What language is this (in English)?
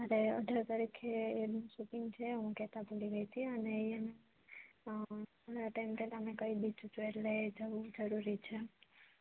Gujarati